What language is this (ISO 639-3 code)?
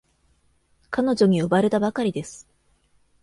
jpn